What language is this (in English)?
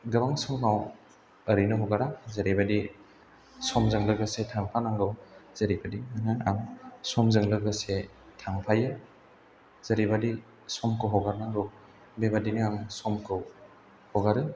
Bodo